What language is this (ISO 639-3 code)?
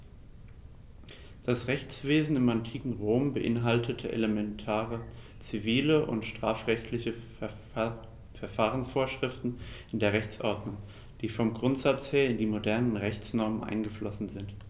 deu